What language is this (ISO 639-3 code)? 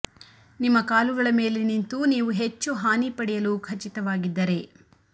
kan